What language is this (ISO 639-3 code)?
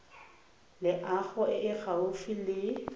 tsn